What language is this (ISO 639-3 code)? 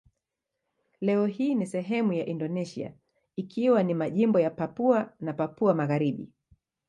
swa